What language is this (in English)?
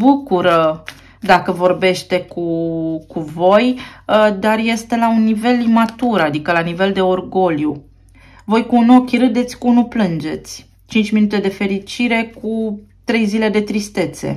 Romanian